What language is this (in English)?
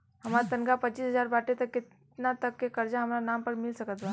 Bhojpuri